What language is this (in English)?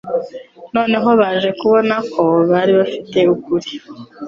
Kinyarwanda